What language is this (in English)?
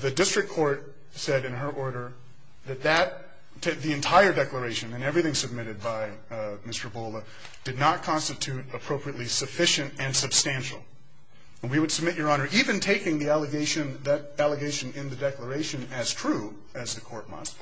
English